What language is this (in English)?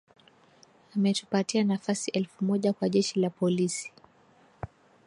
Swahili